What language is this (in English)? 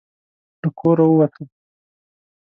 Pashto